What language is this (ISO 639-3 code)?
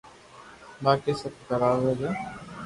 lrk